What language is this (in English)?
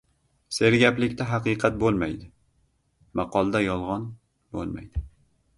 Uzbek